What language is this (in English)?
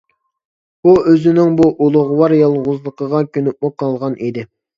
Uyghur